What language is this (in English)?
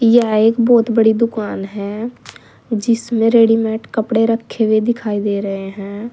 Hindi